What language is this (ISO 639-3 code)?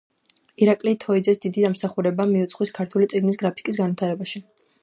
kat